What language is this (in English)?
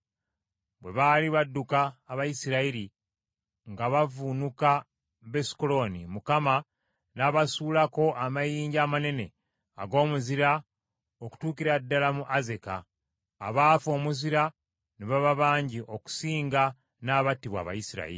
Ganda